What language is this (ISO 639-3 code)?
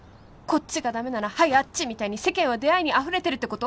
jpn